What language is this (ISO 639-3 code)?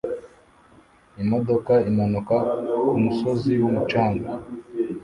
kin